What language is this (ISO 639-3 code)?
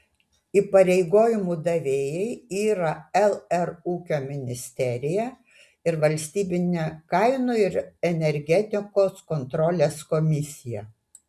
lit